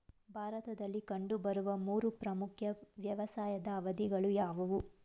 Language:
Kannada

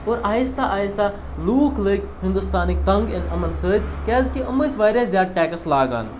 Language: Kashmiri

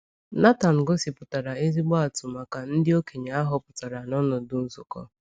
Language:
Igbo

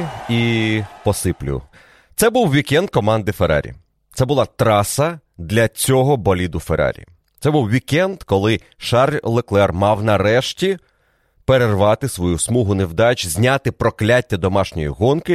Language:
Ukrainian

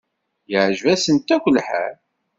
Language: Kabyle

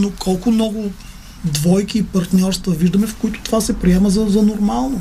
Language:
Bulgarian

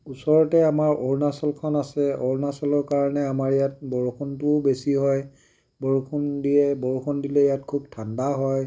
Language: Assamese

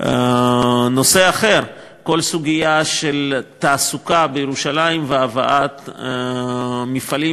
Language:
Hebrew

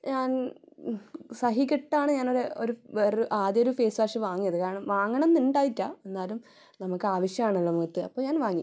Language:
Malayalam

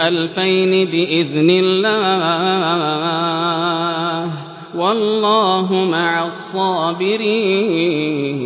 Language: Arabic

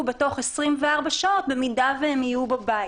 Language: Hebrew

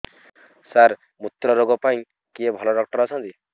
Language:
Odia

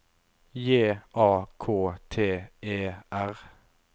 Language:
Norwegian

